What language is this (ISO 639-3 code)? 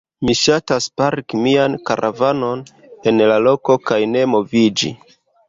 epo